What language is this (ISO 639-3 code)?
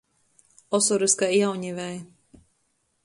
ltg